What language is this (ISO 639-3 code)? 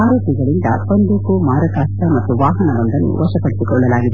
kan